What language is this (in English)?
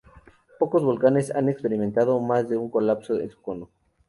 Spanish